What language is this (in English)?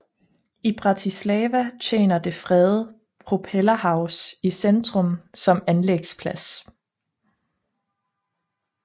Danish